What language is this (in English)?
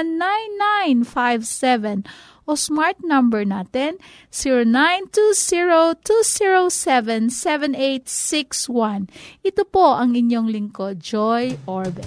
Filipino